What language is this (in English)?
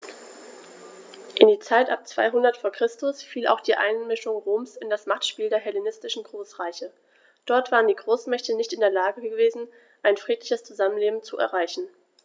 German